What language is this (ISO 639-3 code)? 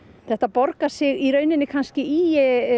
isl